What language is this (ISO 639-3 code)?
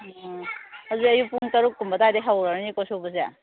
mni